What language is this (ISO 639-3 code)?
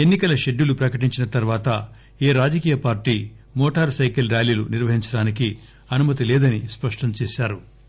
tel